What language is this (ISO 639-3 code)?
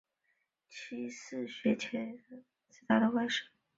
zho